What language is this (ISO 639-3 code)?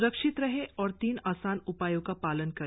hin